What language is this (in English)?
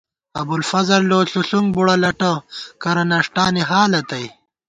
Gawar-Bati